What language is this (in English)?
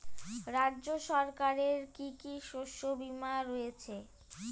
Bangla